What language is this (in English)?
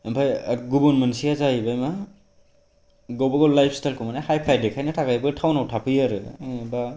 Bodo